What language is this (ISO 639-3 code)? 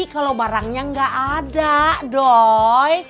ind